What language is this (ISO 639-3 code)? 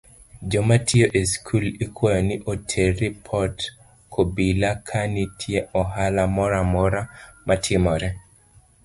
luo